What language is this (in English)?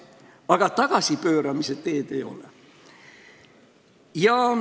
Estonian